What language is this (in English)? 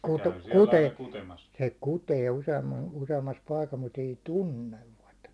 Finnish